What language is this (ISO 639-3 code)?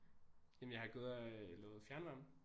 dan